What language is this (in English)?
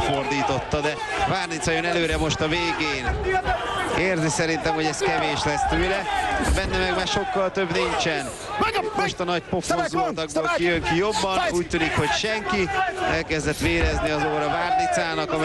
Hungarian